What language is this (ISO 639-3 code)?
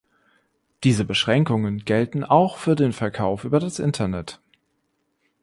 deu